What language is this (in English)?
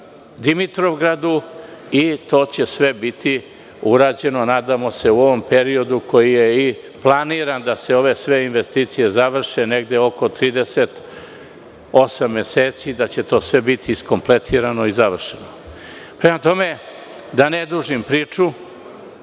Serbian